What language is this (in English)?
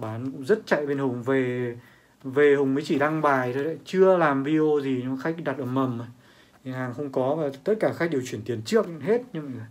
Vietnamese